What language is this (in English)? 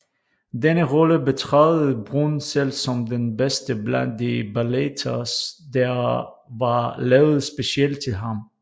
Danish